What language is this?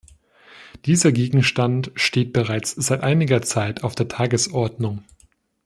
German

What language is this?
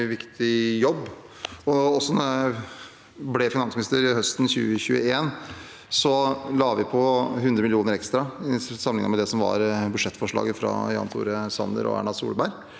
Norwegian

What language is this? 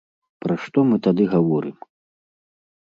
Belarusian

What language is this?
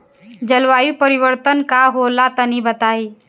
Bhojpuri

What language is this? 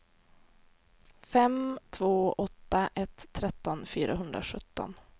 Swedish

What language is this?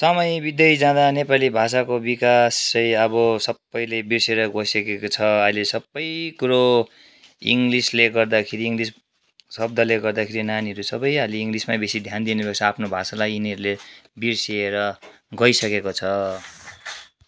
Nepali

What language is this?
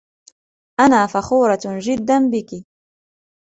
Arabic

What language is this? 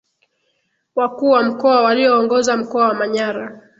Swahili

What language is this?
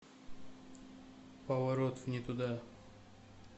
Russian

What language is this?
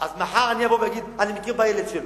Hebrew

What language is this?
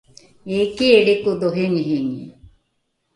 Rukai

